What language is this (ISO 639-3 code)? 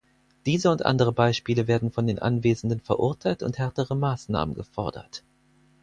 deu